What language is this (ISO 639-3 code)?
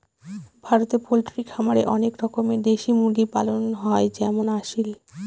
ben